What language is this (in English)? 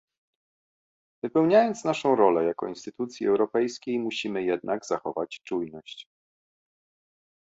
Polish